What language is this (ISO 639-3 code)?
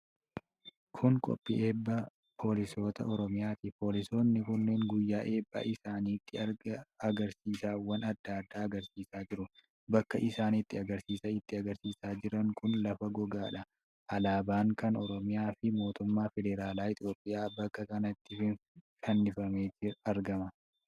orm